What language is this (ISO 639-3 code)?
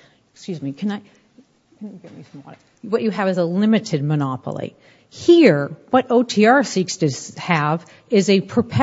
eng